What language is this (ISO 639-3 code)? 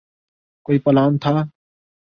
urd